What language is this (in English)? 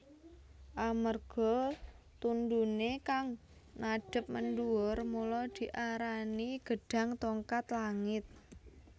Javanese